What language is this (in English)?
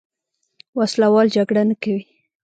Pashto